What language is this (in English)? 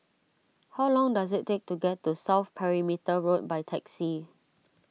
English